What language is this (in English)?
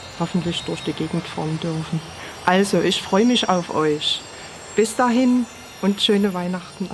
German